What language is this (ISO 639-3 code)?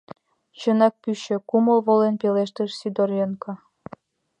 chm